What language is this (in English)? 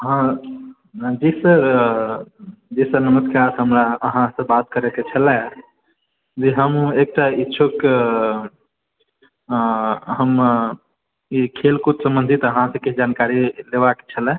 Maithili